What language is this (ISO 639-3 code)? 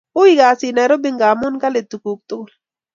kln